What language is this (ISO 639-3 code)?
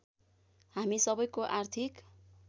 nep